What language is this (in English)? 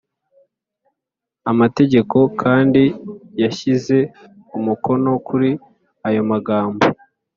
Kinyarwanda